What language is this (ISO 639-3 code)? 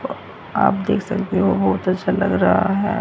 hin